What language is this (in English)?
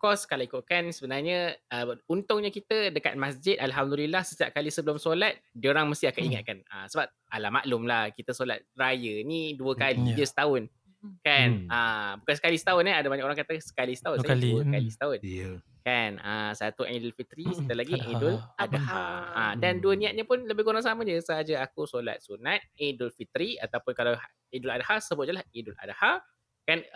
Malay